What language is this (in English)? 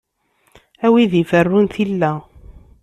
Kabyle